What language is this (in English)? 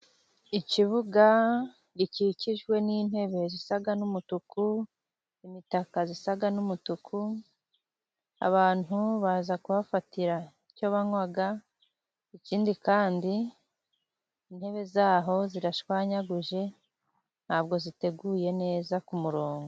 Kinyarwanda